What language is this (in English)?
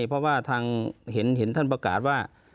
Thai